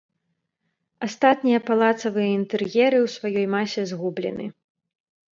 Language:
Belarusian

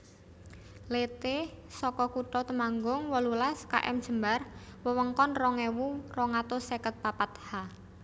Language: Javanese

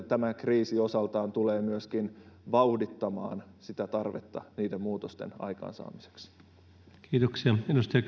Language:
Finnish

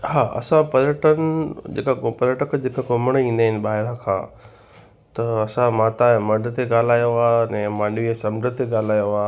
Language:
Sindhi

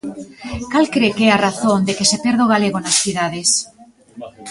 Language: Galician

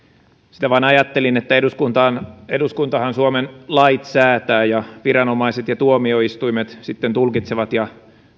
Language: Finnish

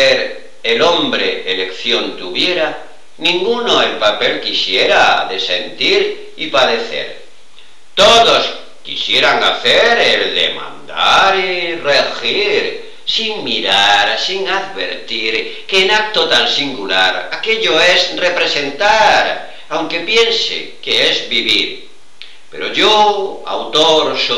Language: Spanish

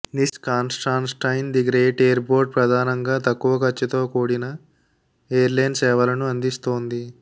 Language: Telugu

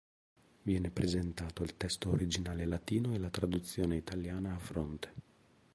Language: Italian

